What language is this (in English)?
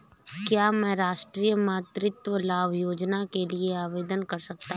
Hindi